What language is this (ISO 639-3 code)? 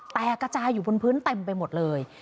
tha